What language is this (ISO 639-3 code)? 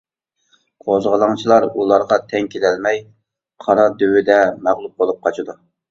uig